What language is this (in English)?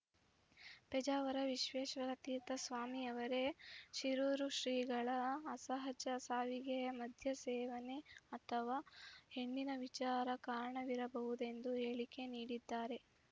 Kannada